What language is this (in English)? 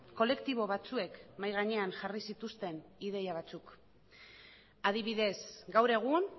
Basque